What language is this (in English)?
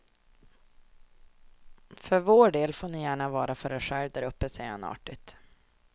Swedish